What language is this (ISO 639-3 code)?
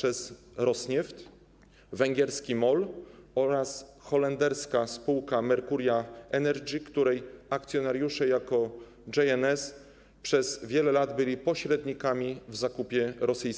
pol